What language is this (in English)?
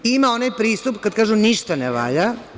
Serbian